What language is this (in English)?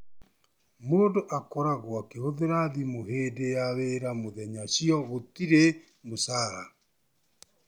Kikuyu